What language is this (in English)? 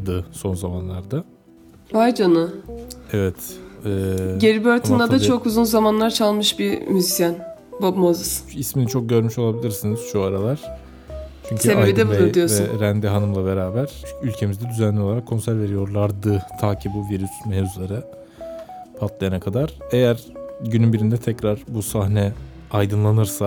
Turkish